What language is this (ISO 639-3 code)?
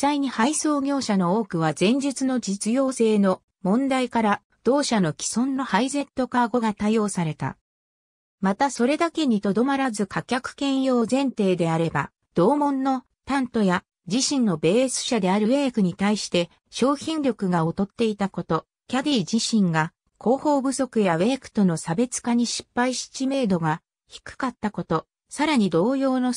jpn